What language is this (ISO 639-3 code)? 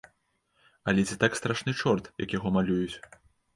bel